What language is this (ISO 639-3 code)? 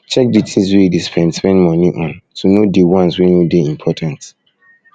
pcm